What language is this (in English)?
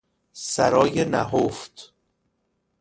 Persian